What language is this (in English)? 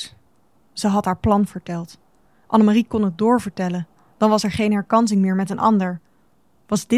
Dutch